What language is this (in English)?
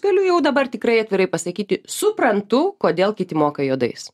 Lithuanian